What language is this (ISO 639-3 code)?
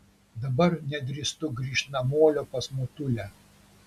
lit